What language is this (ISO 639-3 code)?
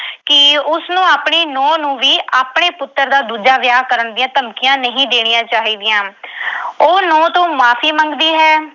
pan